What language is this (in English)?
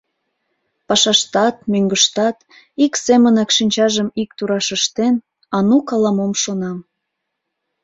Mari